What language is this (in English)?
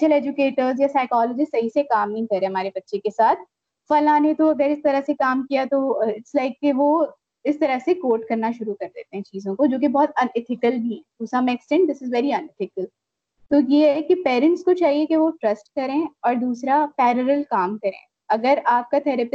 Urdu